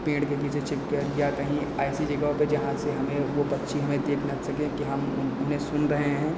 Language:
Hindi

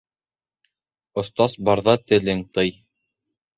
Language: Bashkir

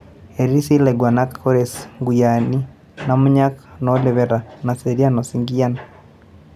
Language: Masai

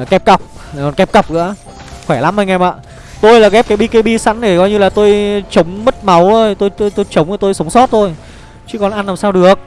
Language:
Vietnamese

